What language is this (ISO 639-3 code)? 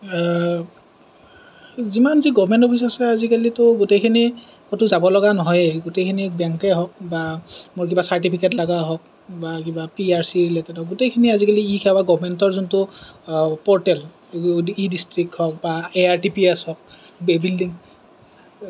asm